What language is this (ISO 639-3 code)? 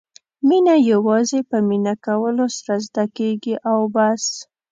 pus